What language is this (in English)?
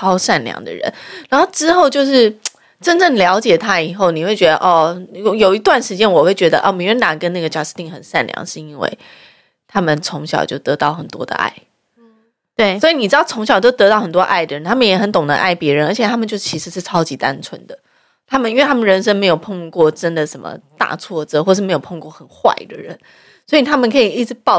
Chinese